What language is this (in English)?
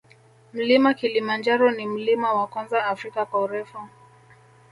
Swahili